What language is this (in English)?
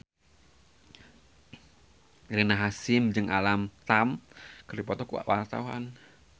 Sundanese